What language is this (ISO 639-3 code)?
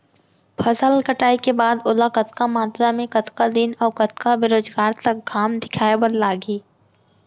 hne